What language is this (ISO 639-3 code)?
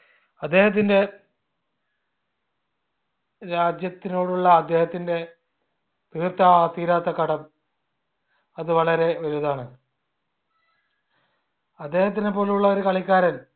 mal